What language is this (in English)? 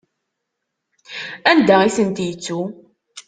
Kabyle